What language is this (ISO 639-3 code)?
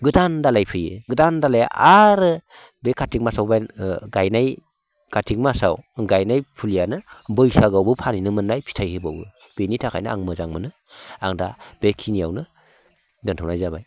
brx